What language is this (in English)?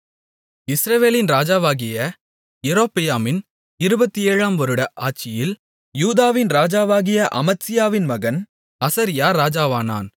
Tamil